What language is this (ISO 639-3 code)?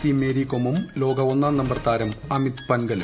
mal